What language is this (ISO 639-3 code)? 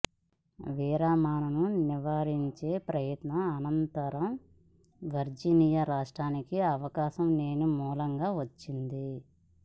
tel